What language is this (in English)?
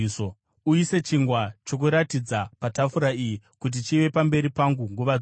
Shona